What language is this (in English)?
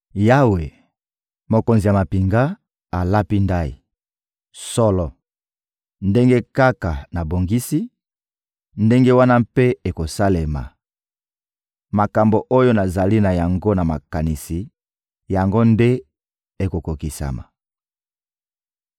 Lingala